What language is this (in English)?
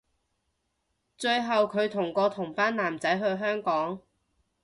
Cantonese